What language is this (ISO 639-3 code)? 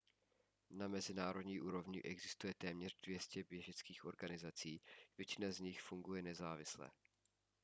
ces